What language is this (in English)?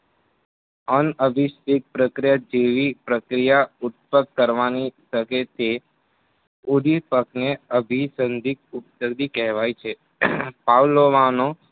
Gujarati